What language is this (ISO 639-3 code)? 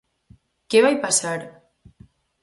glg